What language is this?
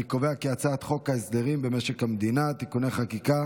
Hebrew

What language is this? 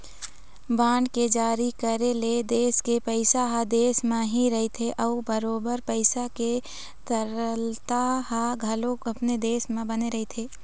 Chhattisgarhi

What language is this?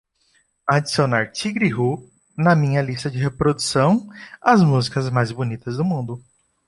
Portuguese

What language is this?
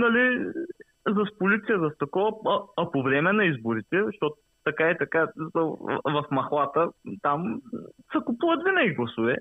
Bulgarian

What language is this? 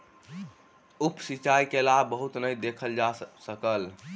Maithili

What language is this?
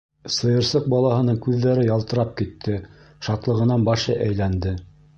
Bashkir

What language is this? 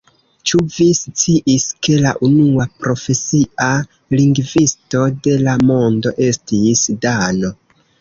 Esperanto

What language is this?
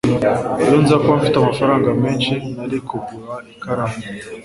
Kinyarwanda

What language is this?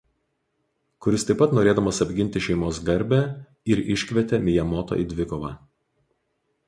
Lithuanian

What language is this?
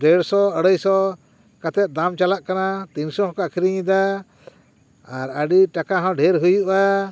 Santali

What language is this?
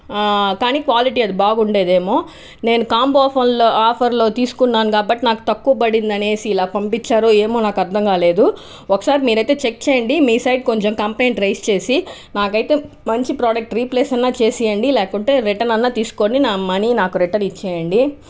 Telugu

